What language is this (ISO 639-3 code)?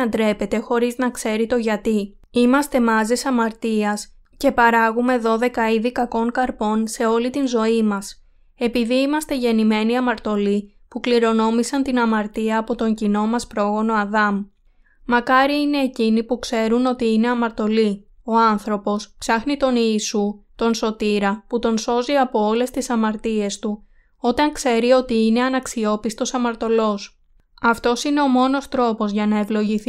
ell